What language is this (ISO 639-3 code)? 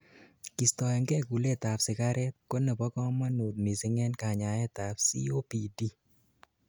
kln